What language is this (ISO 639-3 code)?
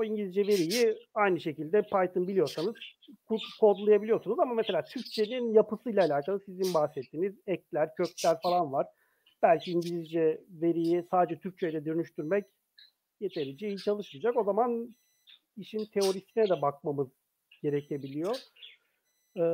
tur